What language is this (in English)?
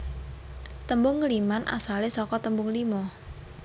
Javanese